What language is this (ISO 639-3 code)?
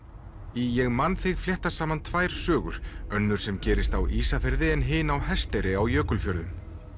isl